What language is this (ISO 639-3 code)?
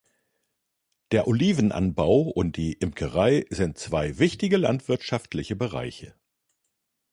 deu